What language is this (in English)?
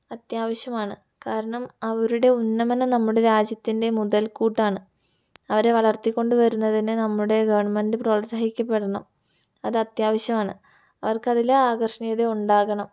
Malayalam